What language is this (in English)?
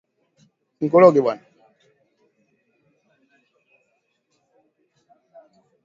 Swahili